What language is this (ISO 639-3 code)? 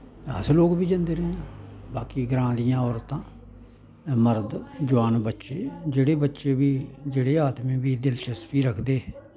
doi